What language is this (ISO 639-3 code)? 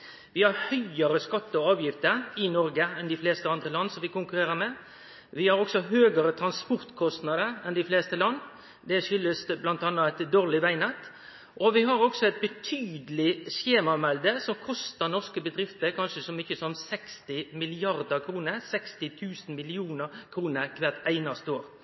nno